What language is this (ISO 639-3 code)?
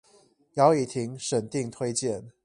zho